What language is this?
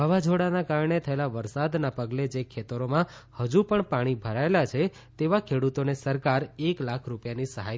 Gujarati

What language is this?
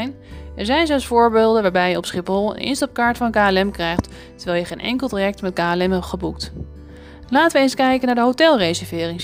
Dutch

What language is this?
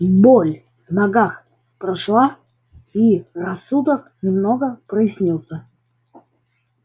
Russian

